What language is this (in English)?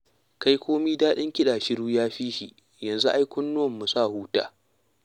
Hausa